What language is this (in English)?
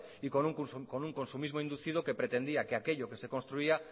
Spanish